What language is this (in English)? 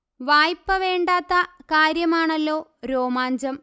Malayalam